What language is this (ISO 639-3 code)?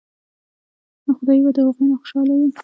pus